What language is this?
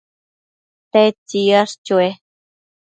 Matsés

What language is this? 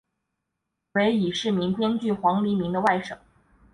Chinese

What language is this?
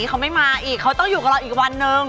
Thai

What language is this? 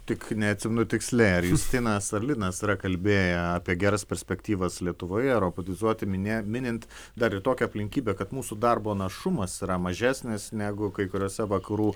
Lithuanian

